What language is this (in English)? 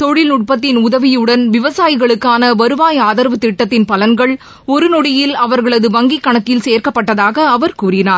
Tamil